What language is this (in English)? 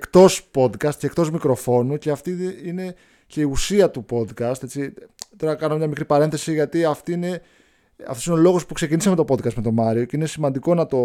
Greek